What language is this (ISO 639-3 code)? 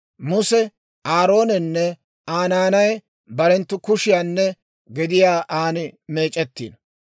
dwr